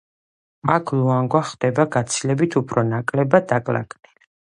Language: Georgian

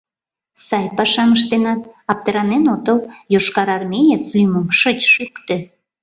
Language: Mari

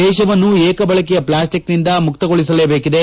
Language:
Kannada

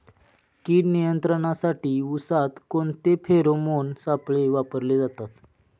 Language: Marathi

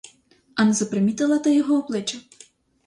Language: Ukrainian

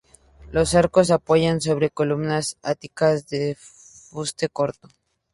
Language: Spanish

